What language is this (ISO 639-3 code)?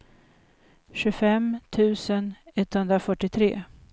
swe